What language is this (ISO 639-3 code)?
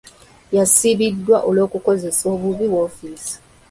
lug